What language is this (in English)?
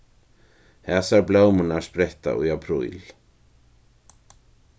Faroese